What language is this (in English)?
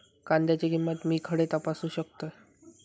Marathi